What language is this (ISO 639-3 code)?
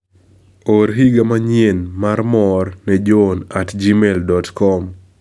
luo